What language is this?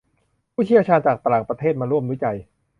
Thai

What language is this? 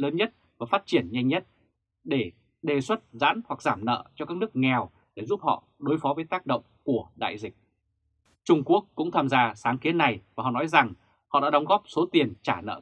Vietnamese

